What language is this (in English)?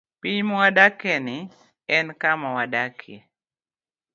Luo (Kenya and Tanzania)